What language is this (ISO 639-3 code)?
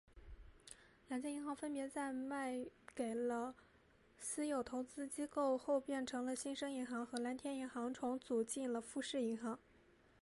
zho